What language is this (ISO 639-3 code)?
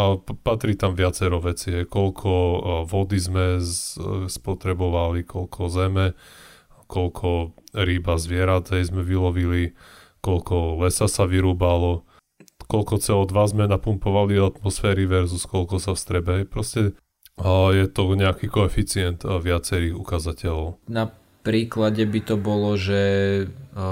slk